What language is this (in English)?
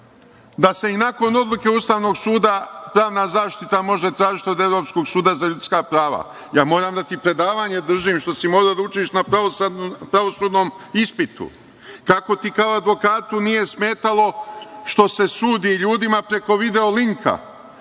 Serbian